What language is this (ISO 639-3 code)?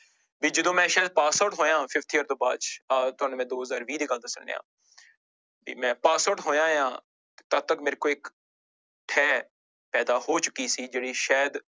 pan